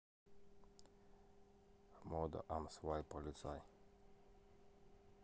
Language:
Russian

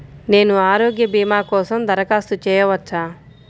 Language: Telugu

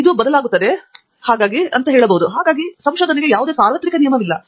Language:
Kannada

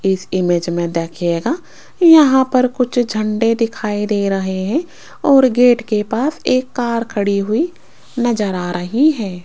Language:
Hindi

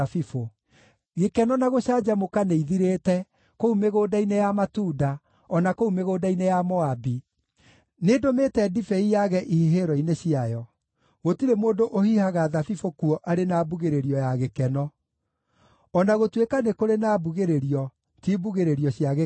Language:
Kikuyu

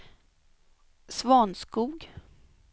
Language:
Swedish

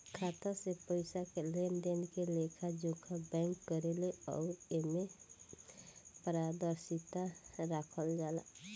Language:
Bhojpuri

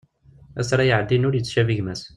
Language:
Kabyle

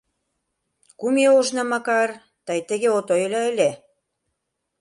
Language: Mari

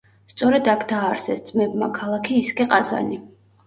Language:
Georgian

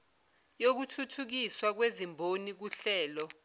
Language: Zulu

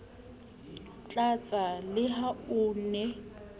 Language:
Southern Sotho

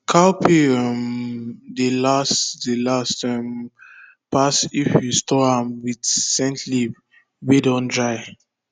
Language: Nigerian Pidgin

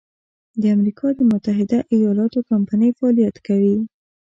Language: Pashto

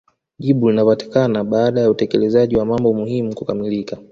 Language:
Swahili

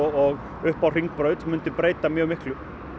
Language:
Icelandic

